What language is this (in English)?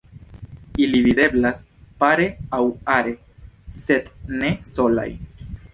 Esperanto